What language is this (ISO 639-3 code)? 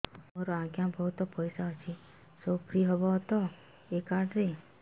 ori